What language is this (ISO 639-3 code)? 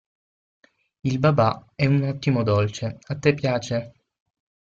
ita